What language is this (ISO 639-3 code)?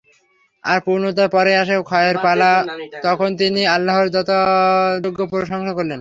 ben